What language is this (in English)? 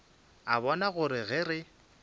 Northern Sotho